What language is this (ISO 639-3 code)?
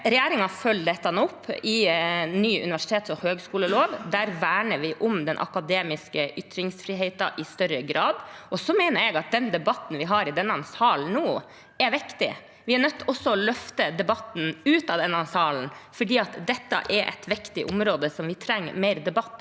nor